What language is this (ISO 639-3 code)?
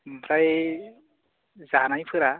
brx